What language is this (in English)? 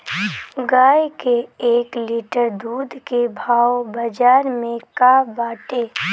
Bhojpuri